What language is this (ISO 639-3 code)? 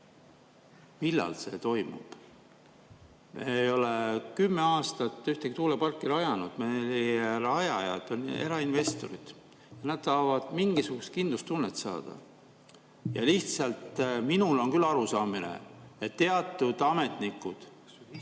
est